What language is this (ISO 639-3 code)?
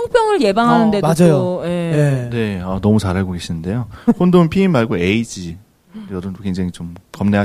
kor